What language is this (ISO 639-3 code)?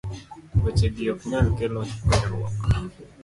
luo